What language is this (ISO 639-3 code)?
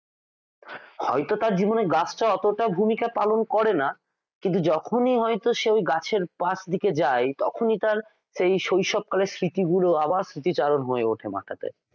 ben